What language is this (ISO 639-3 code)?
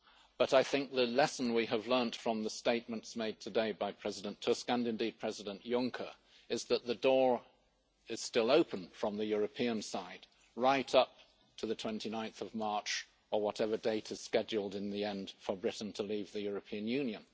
eng